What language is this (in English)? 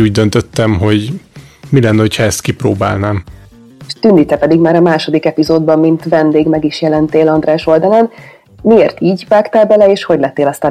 Hungarian